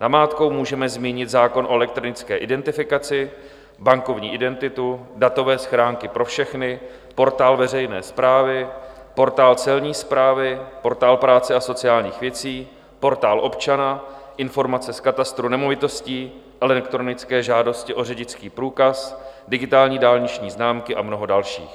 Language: Czech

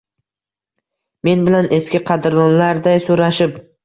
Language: Uzbek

